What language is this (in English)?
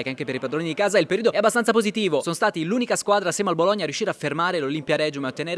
Italian